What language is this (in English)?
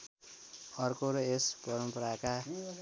Nepali